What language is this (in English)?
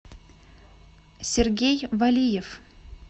Russian